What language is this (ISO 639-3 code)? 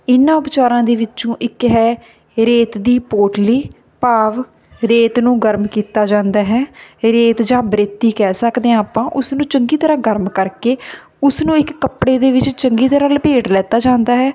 pan